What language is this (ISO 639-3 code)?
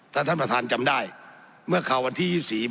tha